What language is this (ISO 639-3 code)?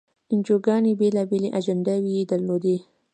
pus